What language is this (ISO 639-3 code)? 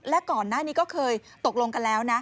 tha